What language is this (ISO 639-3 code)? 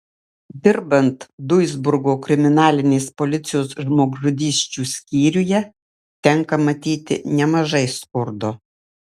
lit